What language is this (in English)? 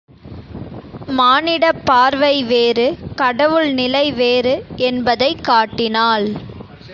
Tamil